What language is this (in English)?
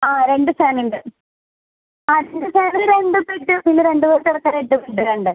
Malayalam